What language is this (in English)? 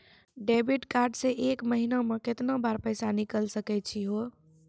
Maithili